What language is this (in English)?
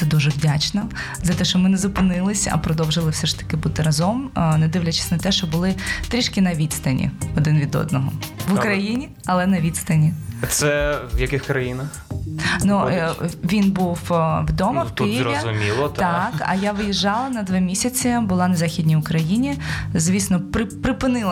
Ukrainian